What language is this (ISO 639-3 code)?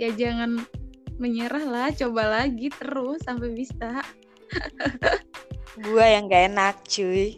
ind